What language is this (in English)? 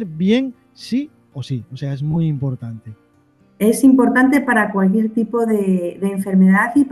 Spanish